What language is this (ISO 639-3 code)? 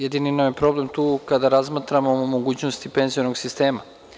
srp